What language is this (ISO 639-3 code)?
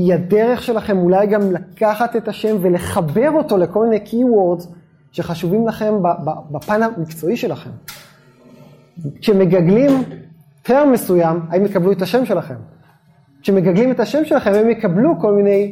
heb